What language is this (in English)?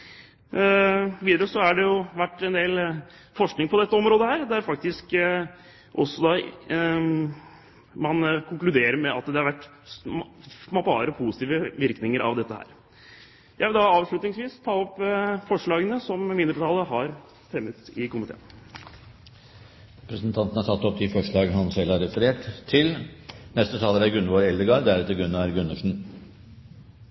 Norwegian